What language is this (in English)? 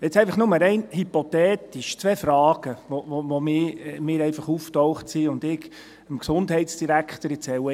Swiss German